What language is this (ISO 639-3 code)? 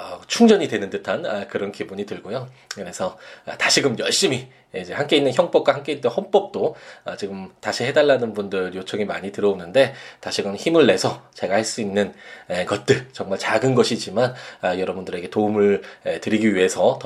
kor